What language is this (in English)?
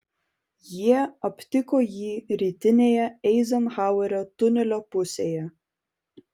Lithuanian